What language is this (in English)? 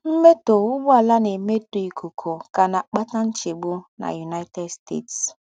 Igbo